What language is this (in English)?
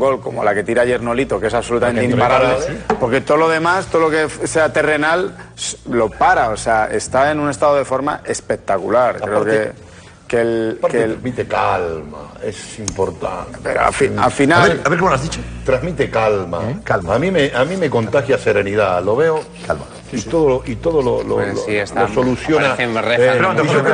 Spanish